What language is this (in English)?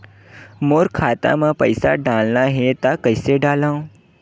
Chhattisgarhi